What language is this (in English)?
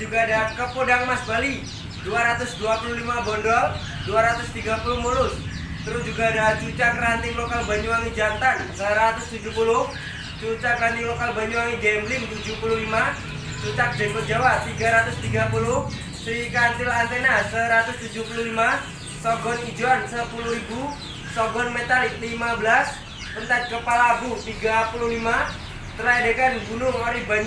Indonesian